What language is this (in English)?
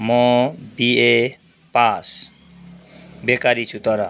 Nepali